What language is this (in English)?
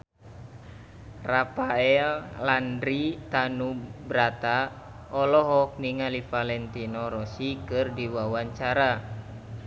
Sundanese